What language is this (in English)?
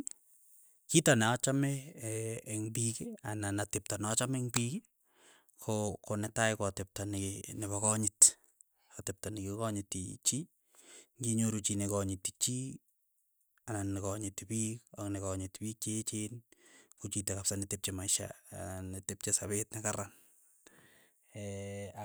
Keiyo